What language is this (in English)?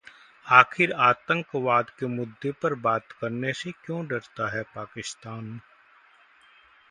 Hindi